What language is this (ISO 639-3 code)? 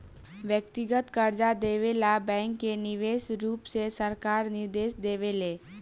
bho